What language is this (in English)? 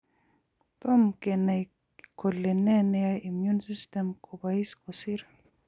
Kalenjin